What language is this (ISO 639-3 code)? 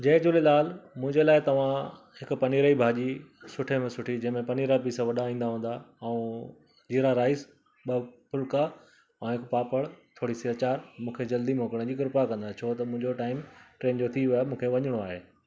snd